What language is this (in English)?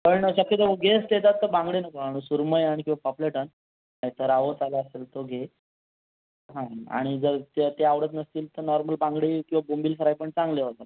Marathi